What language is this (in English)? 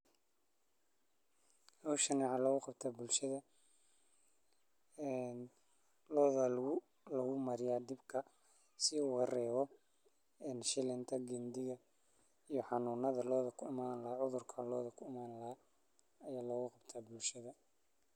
Somali